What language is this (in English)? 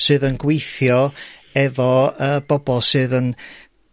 Welsh